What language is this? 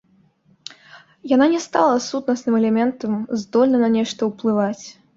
Belarusian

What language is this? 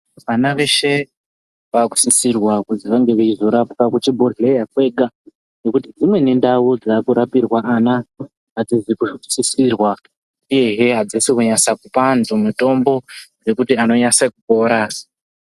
Ndau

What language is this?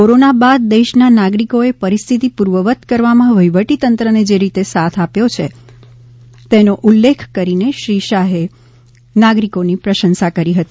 Gujarati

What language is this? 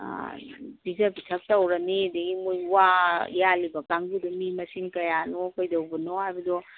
Manipuri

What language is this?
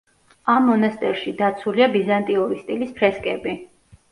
Georgian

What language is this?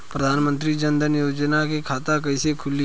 Bhojpuri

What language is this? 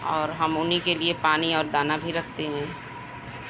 Urdu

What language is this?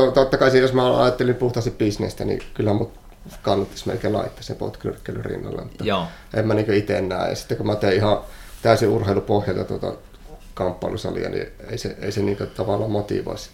Finnish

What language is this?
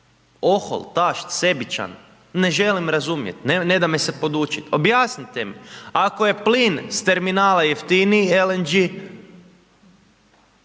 Croatian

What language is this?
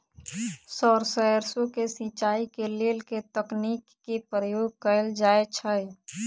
Maithili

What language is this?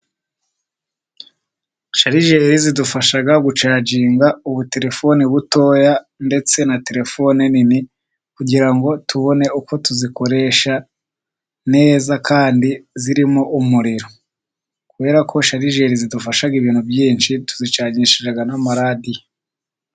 Kinyarwanda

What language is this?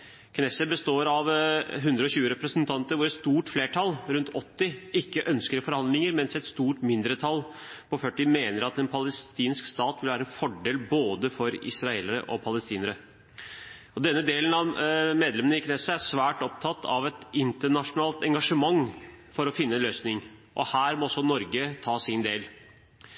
Norwegian Bokmål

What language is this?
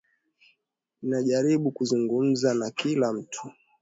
Swahili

